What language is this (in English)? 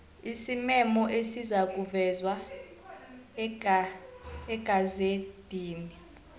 South Ndebele